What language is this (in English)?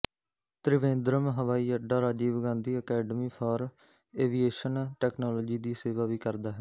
Punjabi